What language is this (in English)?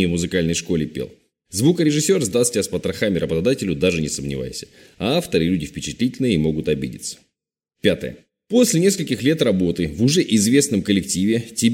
Russian